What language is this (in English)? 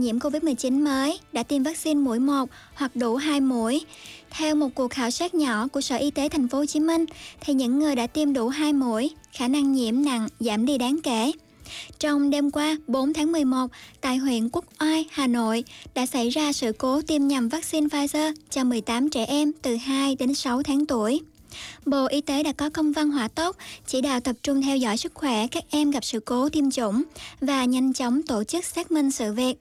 Vietnamese